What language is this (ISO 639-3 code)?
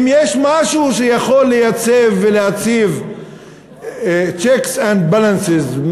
heb